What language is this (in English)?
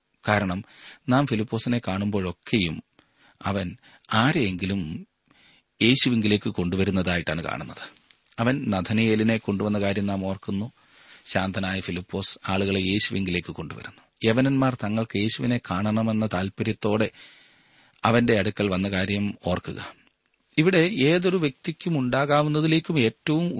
Malayalam